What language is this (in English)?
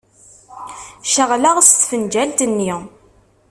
Kabyle